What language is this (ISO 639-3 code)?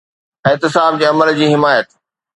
snd